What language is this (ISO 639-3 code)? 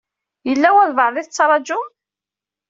kab